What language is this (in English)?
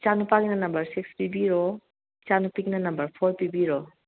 Manipuri